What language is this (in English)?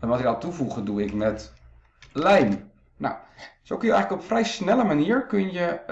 Dutch